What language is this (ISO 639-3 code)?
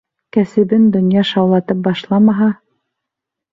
bak